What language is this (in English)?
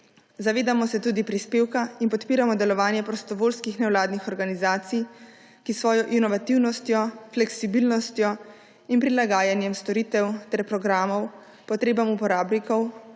Slovenian